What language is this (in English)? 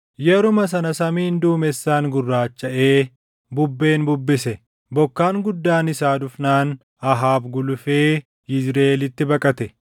Oromo